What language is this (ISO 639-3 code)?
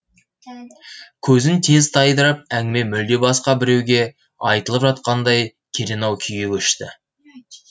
kaz